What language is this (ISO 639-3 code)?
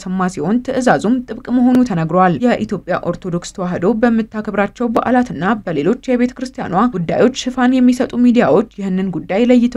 ara